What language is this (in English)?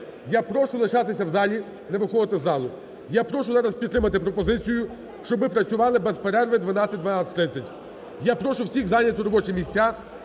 Ukrainian